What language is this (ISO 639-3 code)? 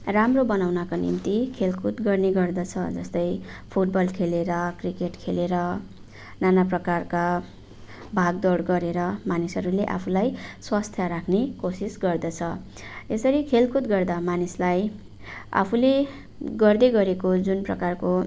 nep